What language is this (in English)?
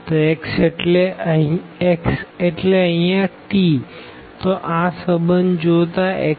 Gujarati